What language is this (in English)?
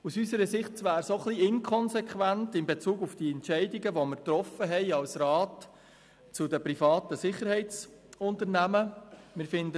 Swiss German